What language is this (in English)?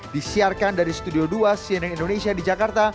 Indonesian